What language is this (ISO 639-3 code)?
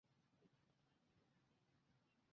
zho